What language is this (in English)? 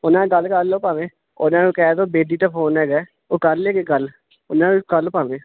Punjabi